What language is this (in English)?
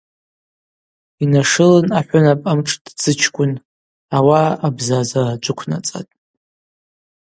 Abaza